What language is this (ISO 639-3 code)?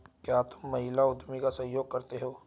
hin